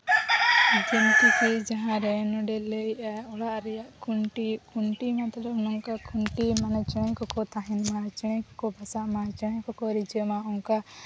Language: Santali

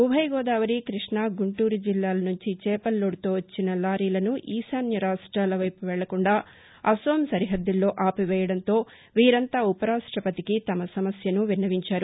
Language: Telugu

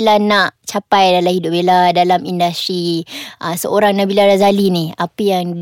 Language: Malay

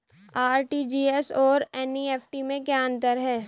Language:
Hindi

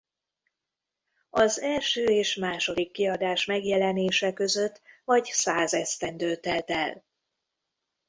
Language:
Hungarian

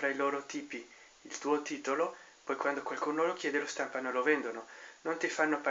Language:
Italian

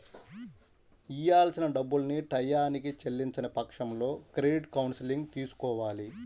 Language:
Telugu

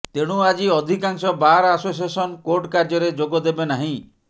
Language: Odia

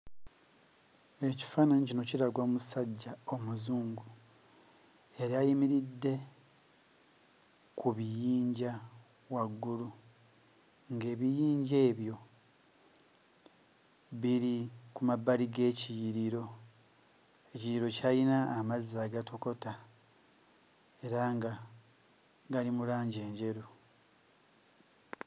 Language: Ganda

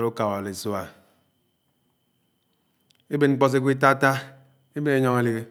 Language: Anaang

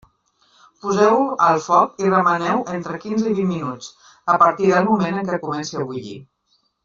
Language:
Catalan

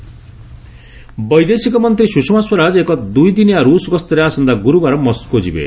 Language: Odia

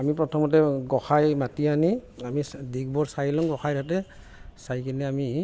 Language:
Assamese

